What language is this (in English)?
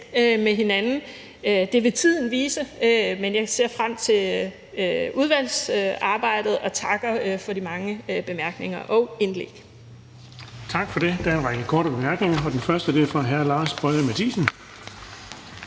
Danish